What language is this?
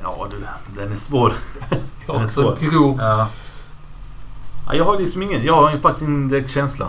Swedish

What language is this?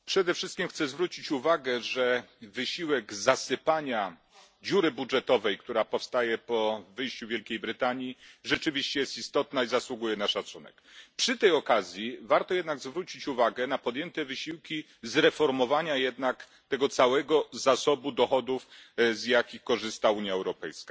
Polish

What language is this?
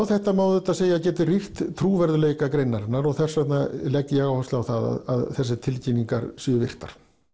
Icelandic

